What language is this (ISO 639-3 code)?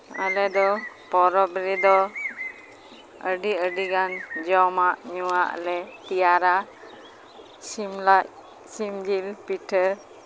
sat